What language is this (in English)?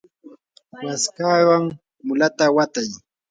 Yanahuanca Pasco Quechua